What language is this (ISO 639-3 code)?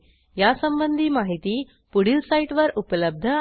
mar